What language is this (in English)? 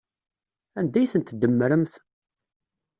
Kabyle